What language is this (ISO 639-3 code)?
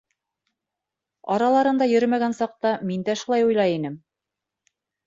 bak